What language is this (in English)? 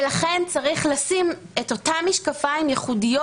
Hebrew